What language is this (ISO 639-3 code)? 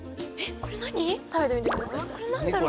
jpn